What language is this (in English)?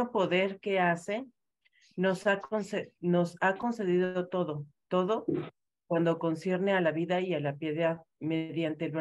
Spanish